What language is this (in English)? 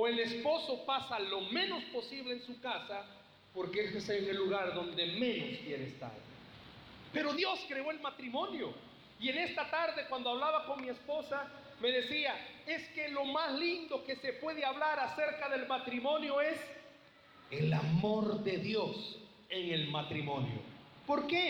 Spanish